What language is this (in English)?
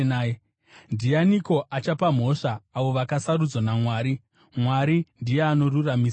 Shona